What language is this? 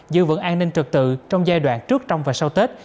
Vietnamese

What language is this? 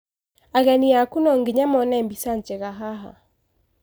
Kikuyu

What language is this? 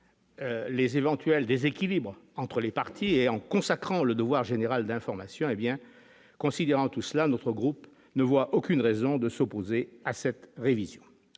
French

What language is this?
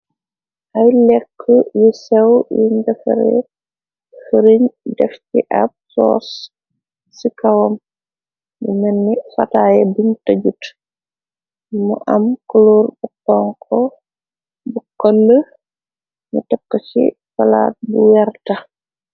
Wolof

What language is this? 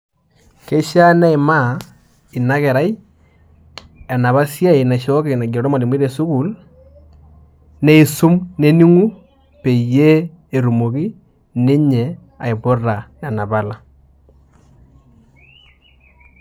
Masai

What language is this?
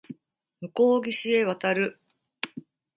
Japanese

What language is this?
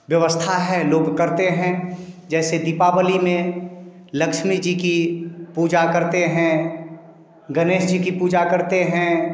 Hindi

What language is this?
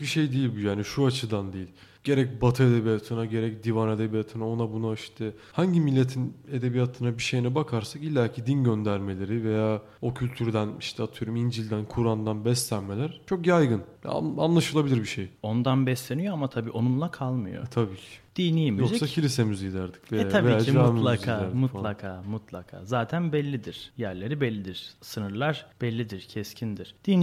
Turkish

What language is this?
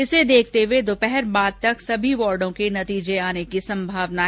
Hindi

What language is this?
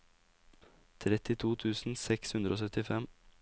Norwegian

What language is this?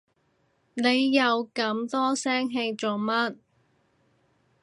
Cantonese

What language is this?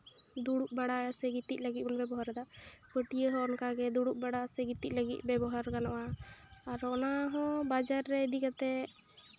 Santali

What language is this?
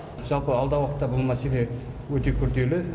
Kazakh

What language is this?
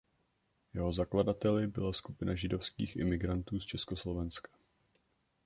Czech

